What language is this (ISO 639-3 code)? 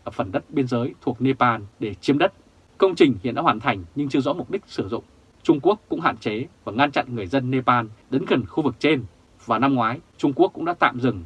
vie